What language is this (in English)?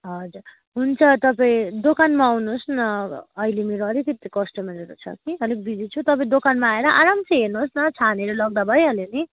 Nepali